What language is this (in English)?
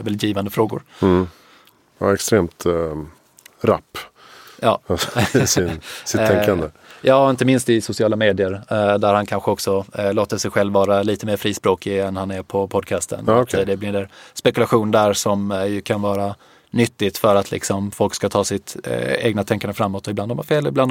Swedish